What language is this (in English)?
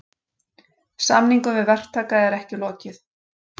Icelandic